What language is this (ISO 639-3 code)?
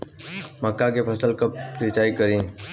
bho